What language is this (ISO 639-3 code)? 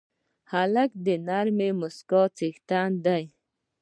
pus